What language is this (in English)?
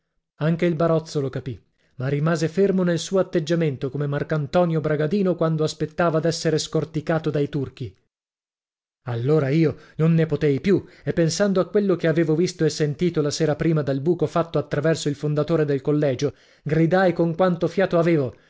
Italian